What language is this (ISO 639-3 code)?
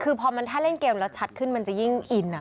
tha